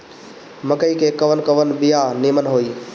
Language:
Bhojpuri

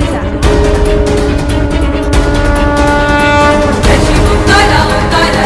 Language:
Hindi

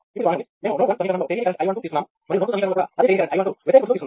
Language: Telugu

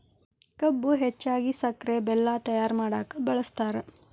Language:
Kannada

